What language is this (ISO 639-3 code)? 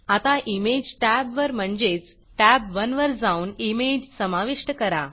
mar